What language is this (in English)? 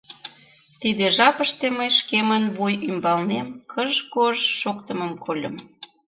Mari